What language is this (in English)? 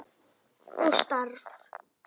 Icelandic